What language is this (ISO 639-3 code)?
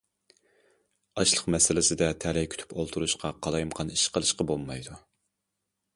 uig